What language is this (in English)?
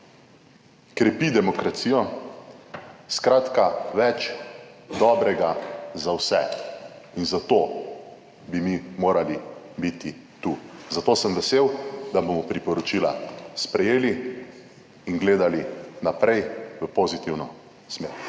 Slovenian